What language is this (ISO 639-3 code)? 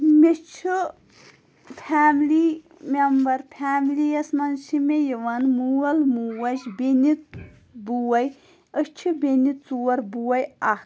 kas